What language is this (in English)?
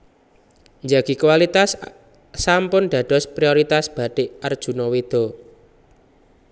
Javanese